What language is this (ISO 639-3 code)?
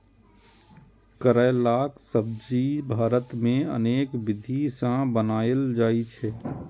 mai